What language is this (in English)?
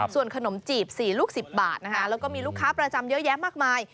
Thai